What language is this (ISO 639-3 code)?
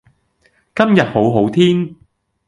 yue